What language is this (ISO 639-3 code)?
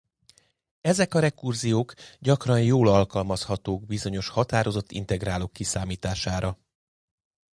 hun